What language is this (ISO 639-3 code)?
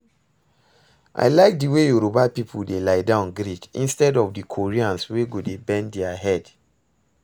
pcm